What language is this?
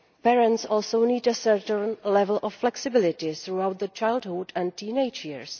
English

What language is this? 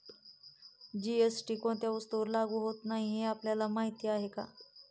Marathi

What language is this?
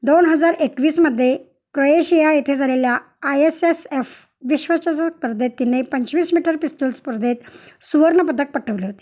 Marathi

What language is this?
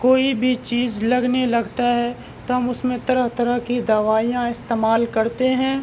Urdu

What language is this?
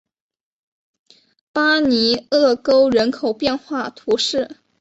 Chinese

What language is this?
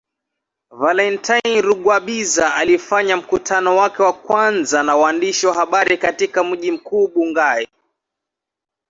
Swahili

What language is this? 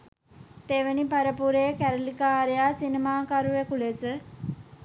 Sinhala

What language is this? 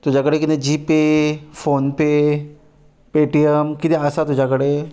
Konkani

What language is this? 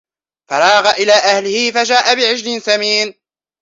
Arabic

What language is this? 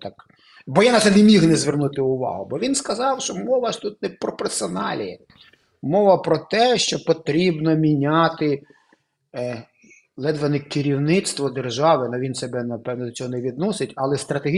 Ukrainian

